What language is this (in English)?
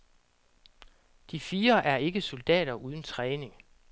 Danish